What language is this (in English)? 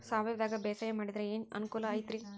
Kannada